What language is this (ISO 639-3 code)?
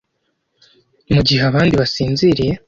kin